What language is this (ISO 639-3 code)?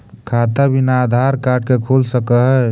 mag